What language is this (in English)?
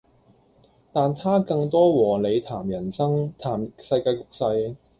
Cantonese